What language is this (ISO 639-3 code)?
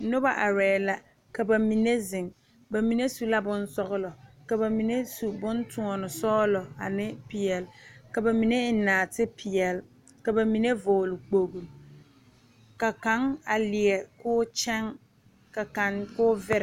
dga